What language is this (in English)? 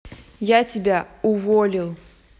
Russian